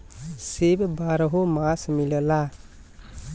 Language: Bhojpuri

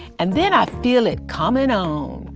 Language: English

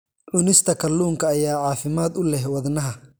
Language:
Somali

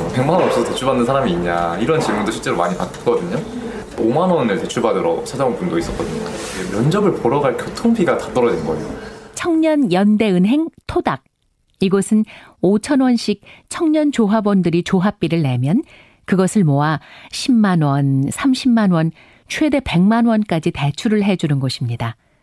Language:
Korean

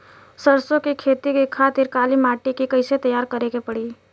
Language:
Bhojpuri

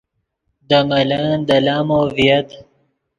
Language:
Yidgha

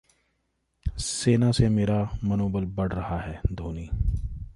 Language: Hindi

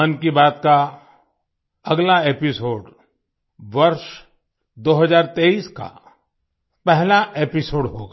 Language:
Hindi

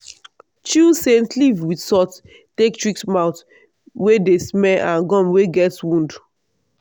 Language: Nigerian Pidgin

